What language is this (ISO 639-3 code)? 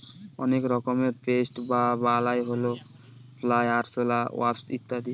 ben